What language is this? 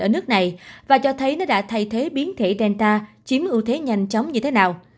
Vietnamese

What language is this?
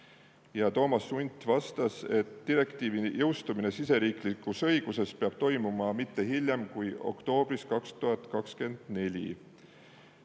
Estonian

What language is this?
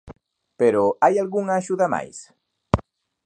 Galician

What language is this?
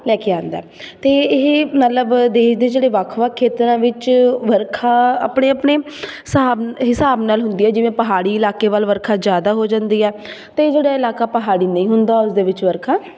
Punjabi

